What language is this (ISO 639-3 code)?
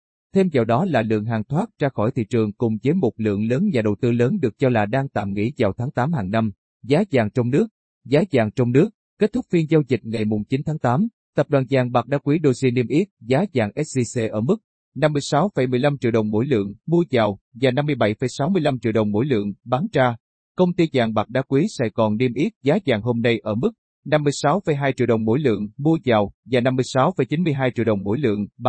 vie